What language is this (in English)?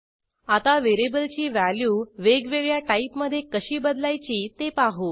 Marathi